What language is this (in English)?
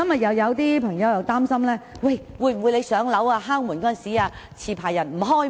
Cantonese